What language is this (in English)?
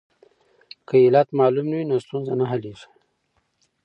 Pashto